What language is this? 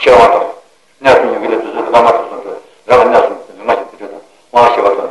Italian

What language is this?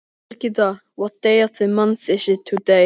Icelandic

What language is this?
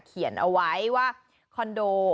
Thai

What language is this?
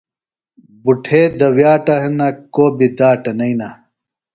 Phalura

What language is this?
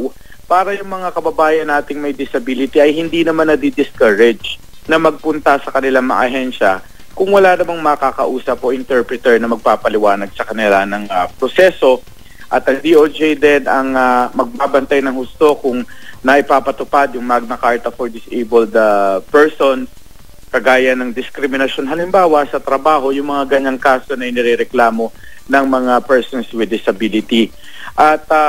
Filipino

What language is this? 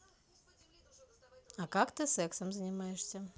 Russian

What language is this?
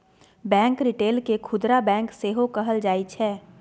Maithili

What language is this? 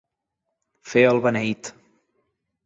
Catalan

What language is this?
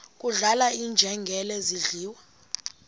Xhosa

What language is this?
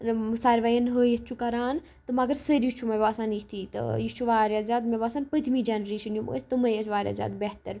Kashmiri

